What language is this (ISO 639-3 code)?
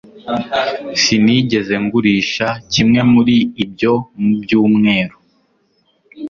kin